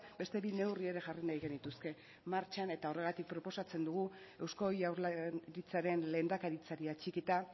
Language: Basque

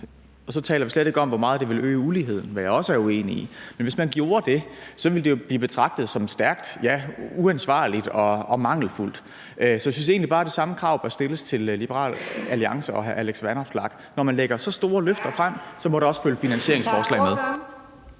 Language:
Danish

